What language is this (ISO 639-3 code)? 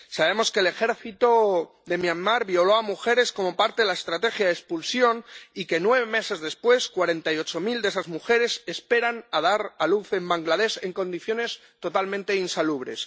spa